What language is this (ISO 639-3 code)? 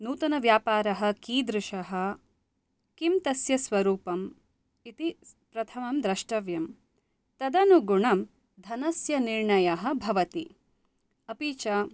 san